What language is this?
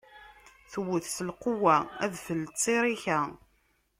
Kabyle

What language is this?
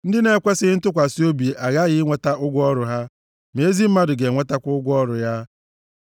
Igbo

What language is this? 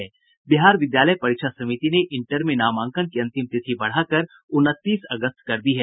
Hindi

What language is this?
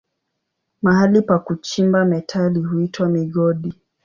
Swahili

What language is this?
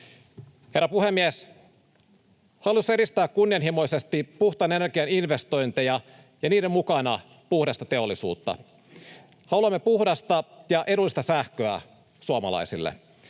Finnish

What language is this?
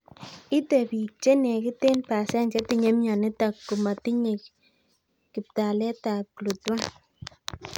Kalenjin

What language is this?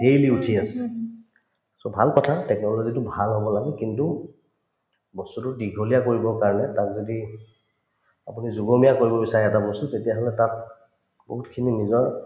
Assamese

